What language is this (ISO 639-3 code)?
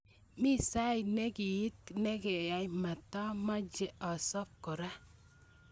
kln